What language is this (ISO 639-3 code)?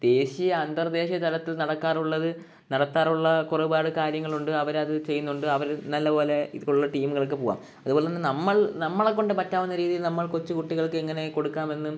mal